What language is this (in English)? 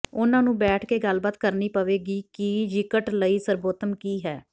Punjabi